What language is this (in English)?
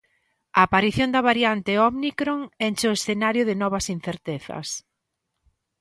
Galician